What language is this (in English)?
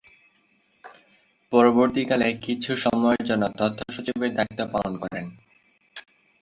Bangla